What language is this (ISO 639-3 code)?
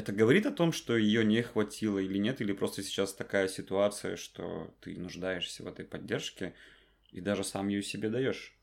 rus